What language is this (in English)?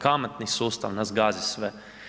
Croatian